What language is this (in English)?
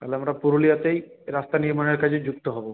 Bangla